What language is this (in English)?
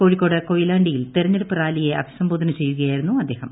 Malayalam